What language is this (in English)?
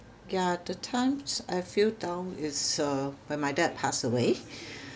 English